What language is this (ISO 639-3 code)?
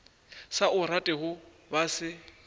nso